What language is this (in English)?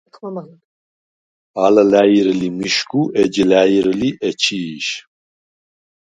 Svan